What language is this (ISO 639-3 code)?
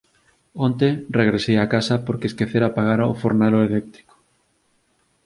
glg